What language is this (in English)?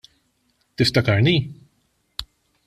Maltese